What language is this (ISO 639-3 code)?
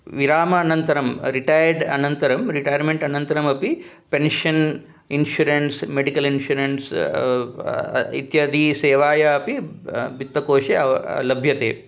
san